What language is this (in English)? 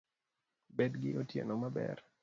Luo (Kenya and Tanzania)